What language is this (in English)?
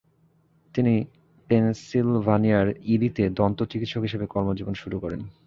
Bangla